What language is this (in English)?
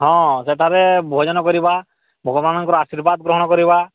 Odia